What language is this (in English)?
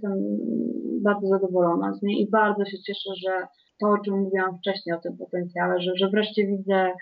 Polish